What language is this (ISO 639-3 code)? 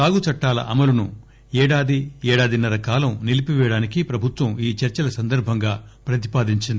tel